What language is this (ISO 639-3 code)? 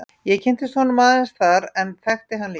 isl